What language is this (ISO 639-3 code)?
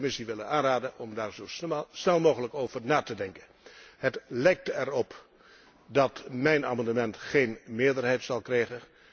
nld